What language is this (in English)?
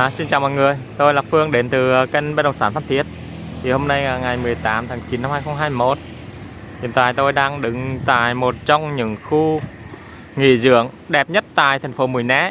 Vietnamese